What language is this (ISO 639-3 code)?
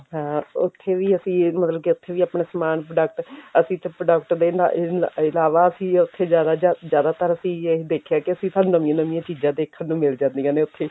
pan